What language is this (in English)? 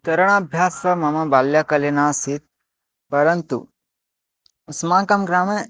Sanskrit